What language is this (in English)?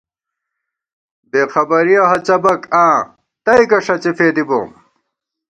Gawar-Bati